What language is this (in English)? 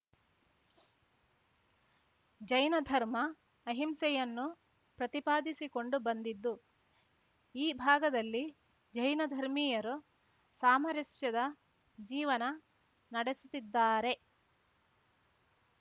Kannada